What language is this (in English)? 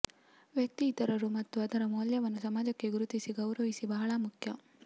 Kannada